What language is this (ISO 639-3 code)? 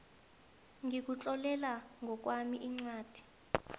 nbl